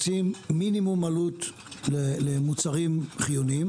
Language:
Hebrew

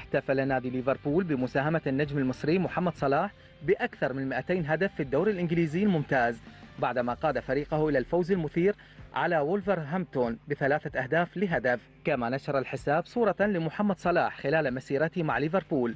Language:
Arabic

